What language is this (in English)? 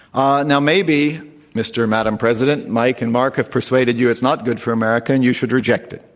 English